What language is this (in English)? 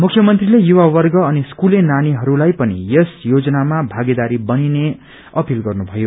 Nepali